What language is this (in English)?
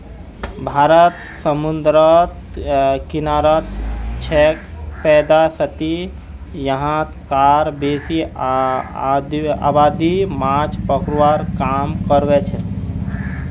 Magahi